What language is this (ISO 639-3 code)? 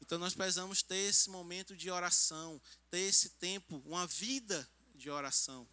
por